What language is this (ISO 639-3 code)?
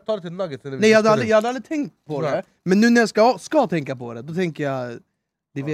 swe